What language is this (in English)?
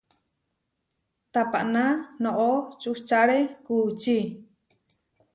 Huarijio